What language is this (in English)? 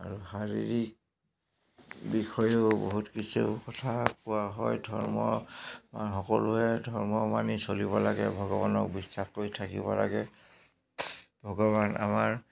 Assamese